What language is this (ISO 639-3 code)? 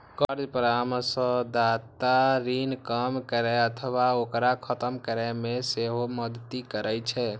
mai